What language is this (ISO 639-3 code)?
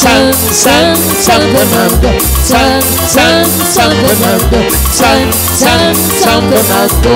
spa